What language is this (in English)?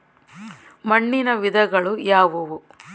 Kannada